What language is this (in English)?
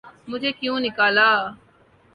Urdu